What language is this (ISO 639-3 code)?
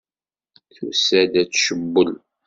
kab